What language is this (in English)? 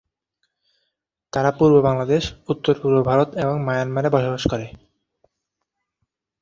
Bangla